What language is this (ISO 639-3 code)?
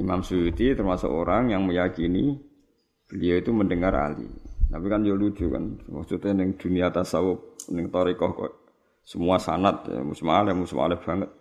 msa